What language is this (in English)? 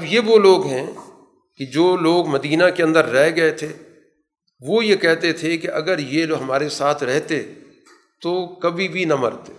Urdu